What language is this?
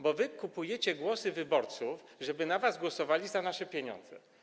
Polish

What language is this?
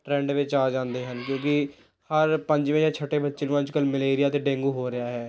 Punjabi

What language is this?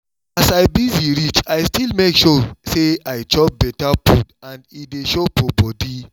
Nigerian Pidgin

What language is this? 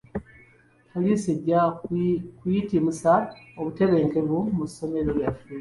Ganda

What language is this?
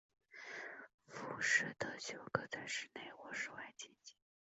Chinese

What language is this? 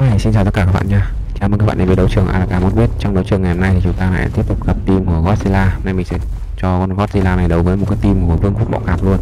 Vietnamese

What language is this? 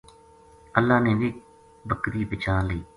Gujari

